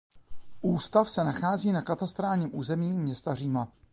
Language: Czech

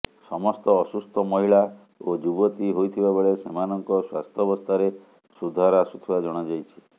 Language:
Odia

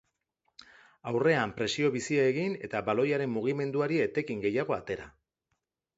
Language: Basque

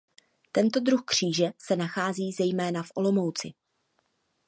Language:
Czech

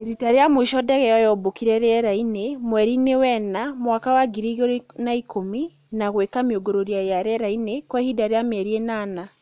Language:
Kikuyu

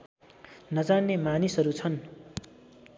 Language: Nepali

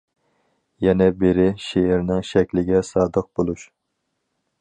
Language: Uyghur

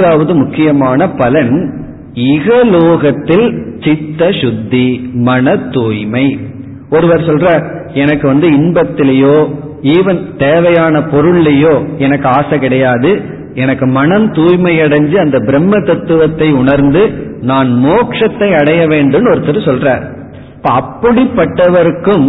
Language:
Tamil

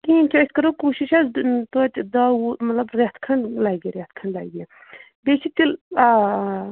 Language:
Kashmiri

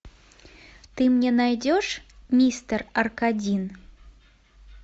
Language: Russian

